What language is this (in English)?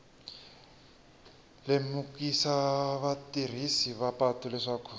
Tsonga